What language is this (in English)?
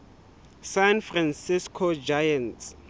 Southern Sotho